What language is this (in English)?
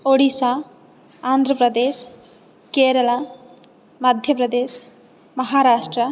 Sanskrit